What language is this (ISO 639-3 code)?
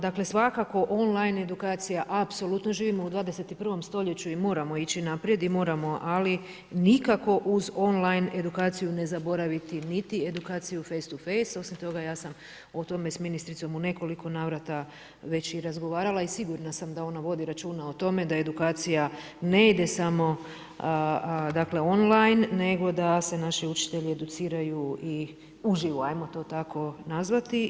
hrv